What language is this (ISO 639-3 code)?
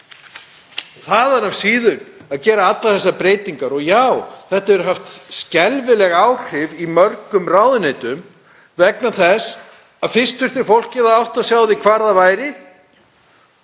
isl